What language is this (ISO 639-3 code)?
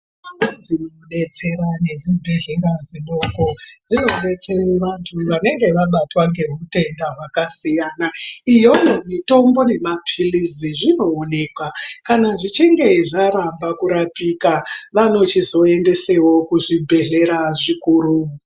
ndc